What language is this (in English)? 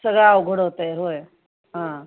Marathi